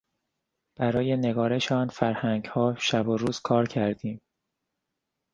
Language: Persian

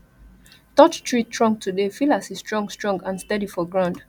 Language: Nigerian Pidgin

